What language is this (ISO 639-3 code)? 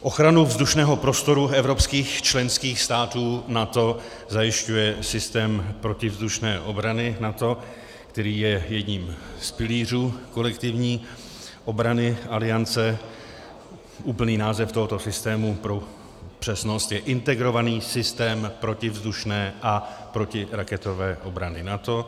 ces